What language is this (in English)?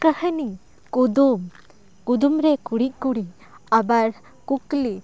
Santali